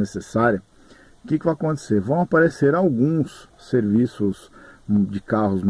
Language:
Portuguese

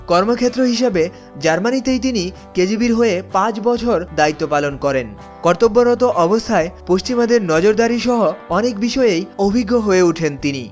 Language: Bangla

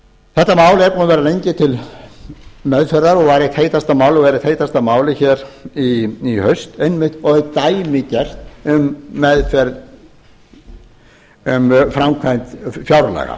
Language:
Icelandic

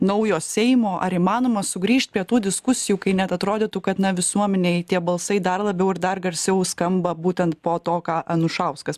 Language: Lithuanian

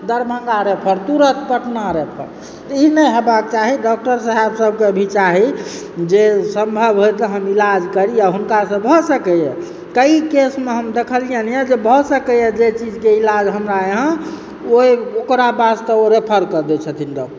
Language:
Maithili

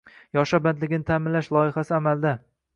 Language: Uzbek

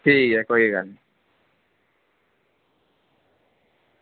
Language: Dogri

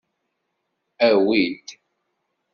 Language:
Kabyle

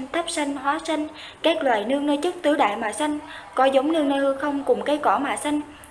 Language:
Vietnamese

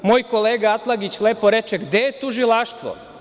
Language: Serbian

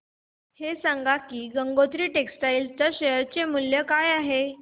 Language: Marathi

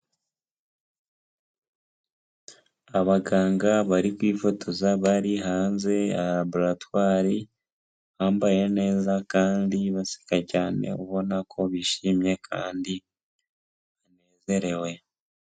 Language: Kinyarwanda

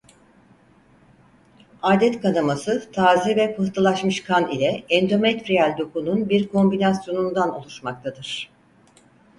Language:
Turkish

